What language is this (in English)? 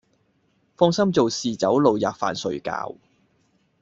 Cantonese